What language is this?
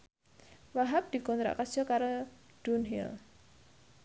Javanese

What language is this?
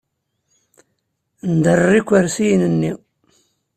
Kabyle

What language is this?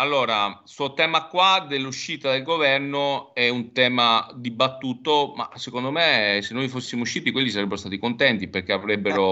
Italian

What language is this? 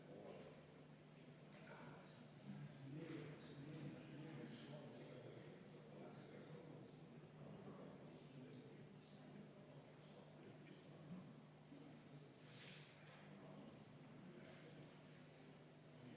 Estonian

